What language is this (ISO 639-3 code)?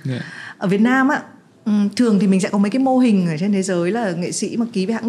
vie